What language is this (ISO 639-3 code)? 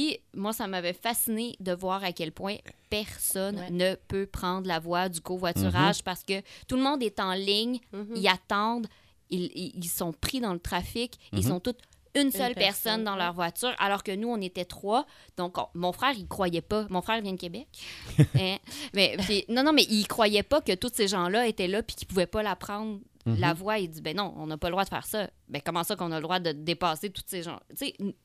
fra